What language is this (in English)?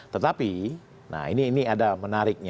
Indonesian